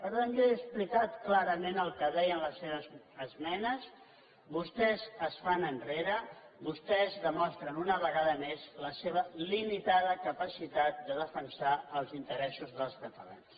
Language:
Catalan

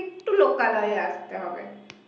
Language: Bangla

